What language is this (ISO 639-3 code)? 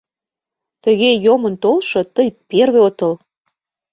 chm